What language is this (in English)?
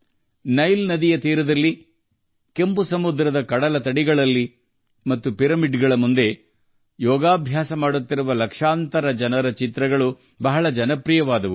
Kannada